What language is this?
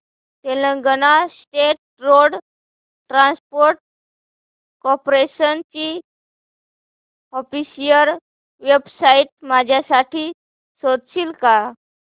Marathi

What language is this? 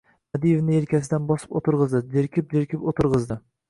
Uzbek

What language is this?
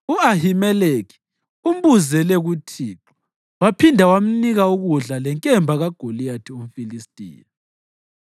North Ndebele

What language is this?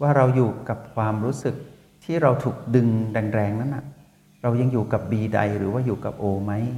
Thai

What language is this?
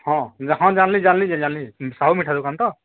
Odia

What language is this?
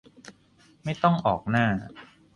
Thai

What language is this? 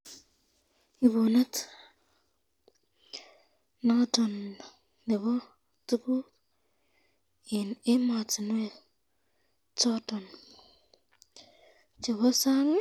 Kalenjin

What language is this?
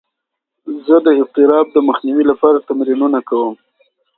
Pashto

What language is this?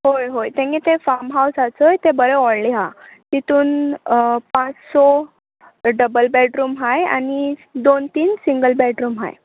Konkani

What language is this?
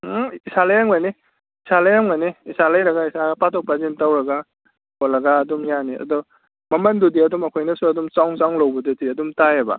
Manipuri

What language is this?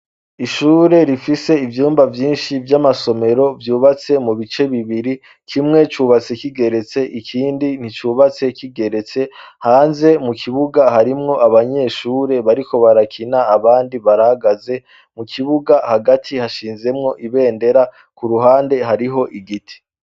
Rundi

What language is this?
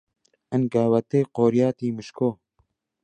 Central Kurdish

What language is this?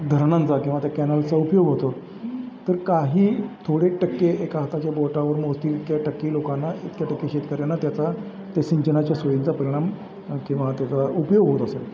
Marathi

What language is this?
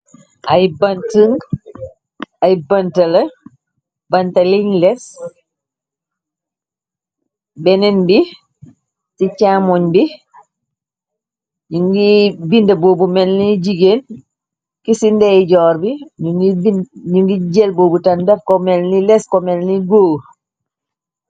Wolof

